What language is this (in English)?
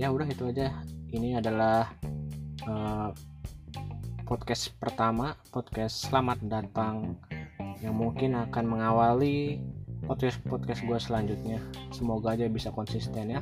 Indonesian